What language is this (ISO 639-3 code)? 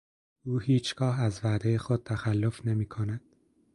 fas